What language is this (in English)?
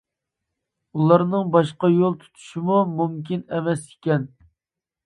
Uyghur